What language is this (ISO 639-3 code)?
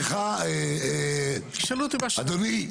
heb